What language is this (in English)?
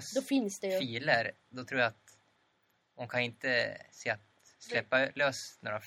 Swedish